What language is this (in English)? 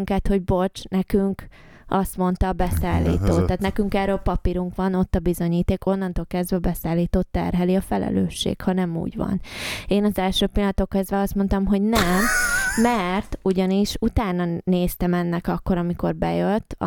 Hungarian